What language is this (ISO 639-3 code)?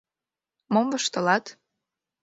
chm